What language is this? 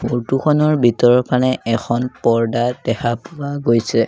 Assamese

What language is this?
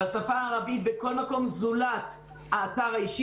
Hebrew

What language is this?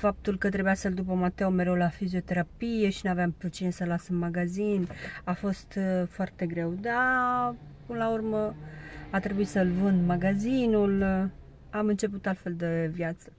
Romanian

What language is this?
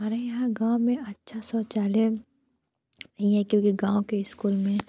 Hindi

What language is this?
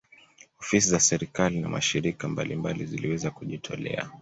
Swahili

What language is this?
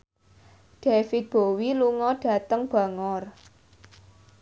Javanese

